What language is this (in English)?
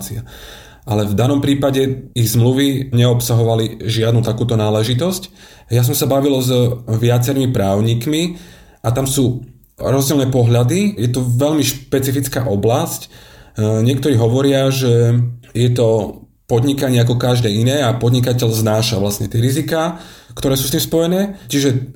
Slovak